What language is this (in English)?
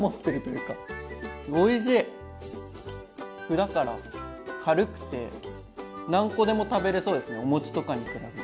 Japanese